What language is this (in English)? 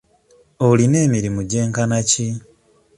Ganda